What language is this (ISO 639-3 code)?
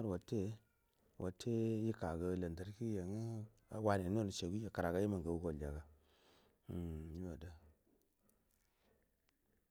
bdm